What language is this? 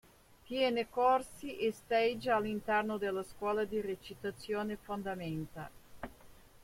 Italian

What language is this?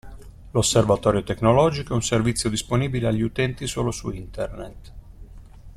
Italian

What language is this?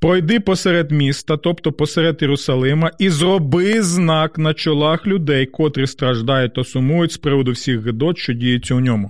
Ukrainian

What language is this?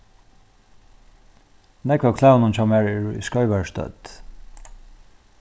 Faroese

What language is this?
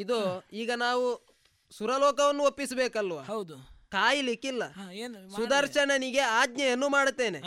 Kannada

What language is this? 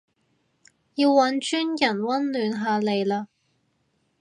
Cantonese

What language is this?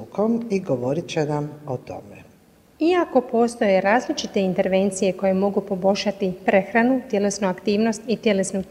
Croatian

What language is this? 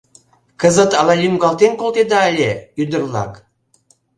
Mari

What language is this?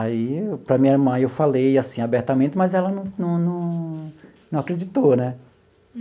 Portuguese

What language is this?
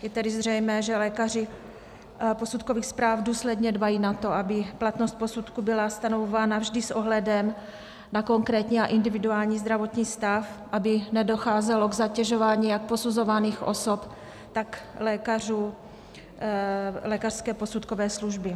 Czech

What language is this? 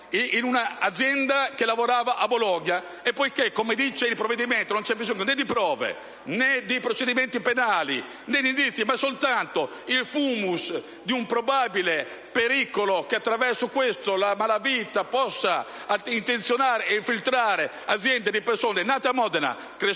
Italian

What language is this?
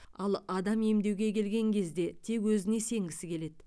Kazakh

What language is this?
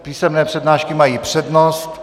Czech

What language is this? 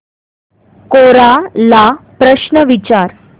Marathi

